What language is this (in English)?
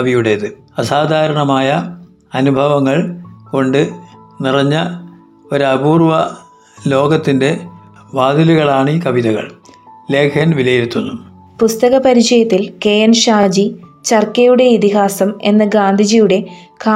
Malayalam